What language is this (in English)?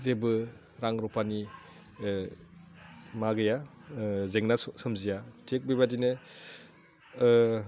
Bodo